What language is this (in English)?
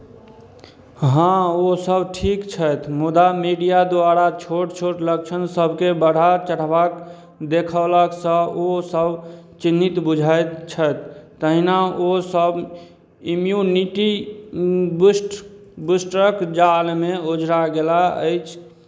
Maithili